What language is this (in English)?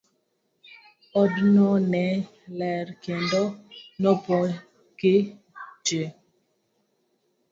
Luo (Kenya and Tanzania)